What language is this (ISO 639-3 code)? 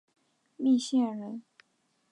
zho